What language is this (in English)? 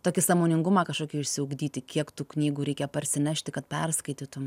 Lithuanian